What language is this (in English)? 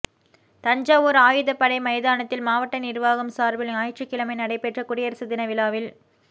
Tamil